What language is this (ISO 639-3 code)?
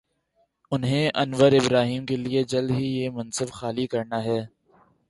urd